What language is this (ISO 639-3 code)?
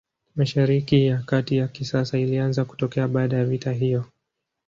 swa